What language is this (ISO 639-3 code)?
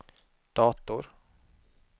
swe